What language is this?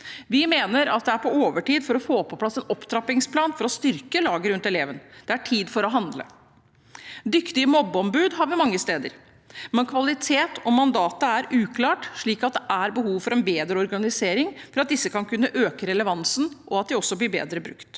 Norwegian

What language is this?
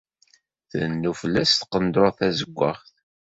Kabyle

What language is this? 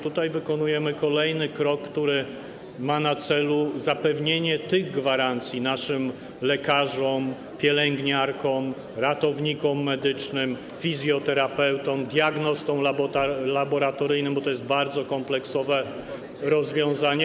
Polish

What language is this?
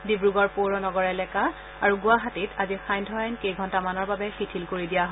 Assamese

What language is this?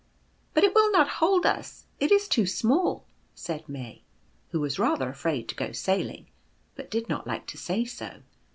English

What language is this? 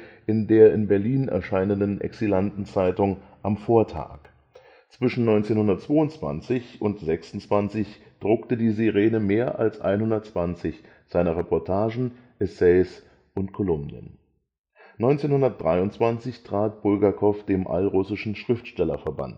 German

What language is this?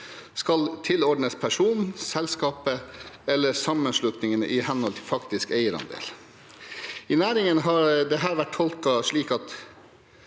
Norwegian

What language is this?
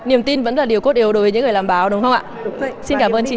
Vietnamese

